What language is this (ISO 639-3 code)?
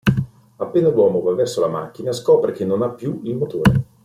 ita